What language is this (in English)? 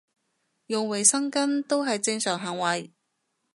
Cantonese